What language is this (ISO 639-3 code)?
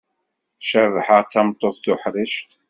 kab